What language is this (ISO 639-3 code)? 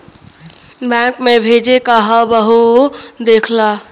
bho